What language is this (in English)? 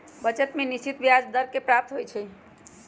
Magahi